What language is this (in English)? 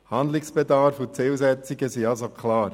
Swiss German